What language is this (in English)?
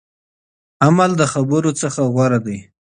Pashto